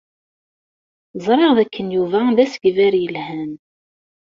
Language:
Kabyle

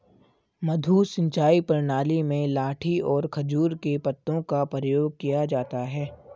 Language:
Hindi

